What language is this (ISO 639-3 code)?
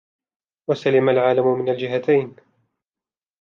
ara